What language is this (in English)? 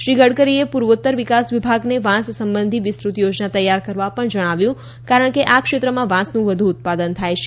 Gujarati